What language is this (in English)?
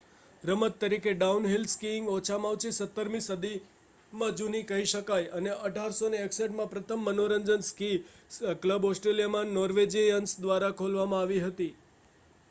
Gujarati